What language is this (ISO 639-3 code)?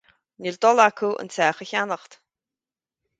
gle